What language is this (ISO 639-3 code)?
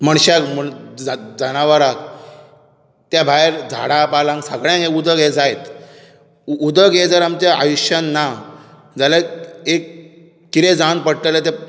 kok